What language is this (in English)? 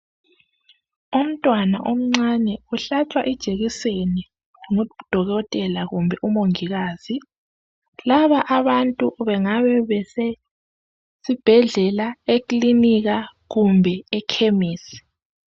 North Ndebele